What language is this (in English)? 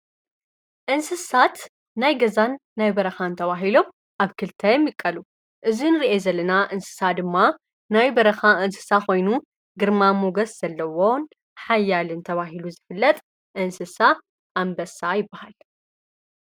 Tigrinya